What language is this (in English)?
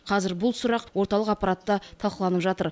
Kazakh